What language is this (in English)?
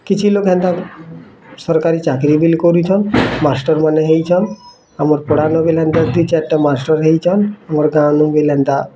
Odia